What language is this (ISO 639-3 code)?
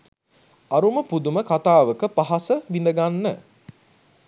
sin